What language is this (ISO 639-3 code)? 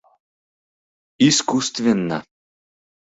chm